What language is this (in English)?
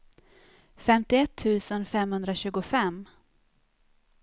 Swedish